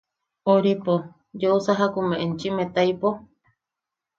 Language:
Yaqui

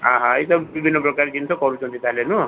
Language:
Odia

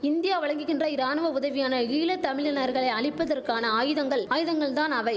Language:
Tamil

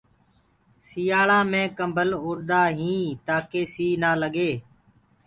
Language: Gurgula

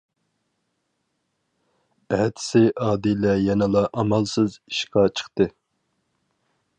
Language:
Uyghur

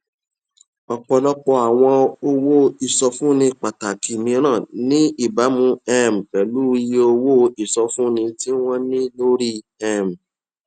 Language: Yoruba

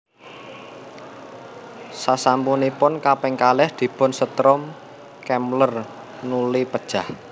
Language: Javanese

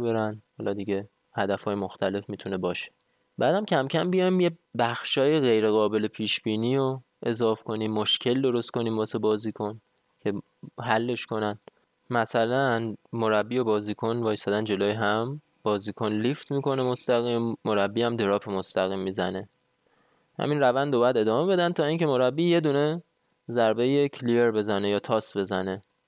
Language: Persian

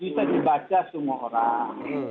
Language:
Indonesian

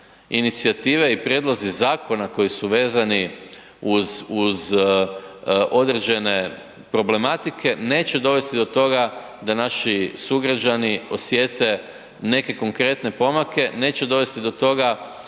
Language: Croatian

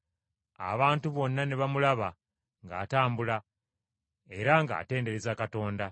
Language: Ganda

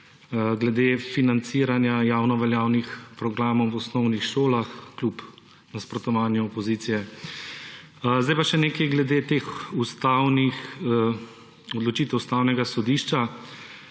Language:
Slovenian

